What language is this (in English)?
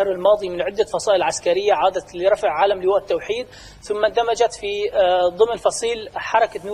Arabic